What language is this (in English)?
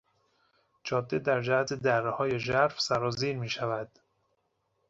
Persian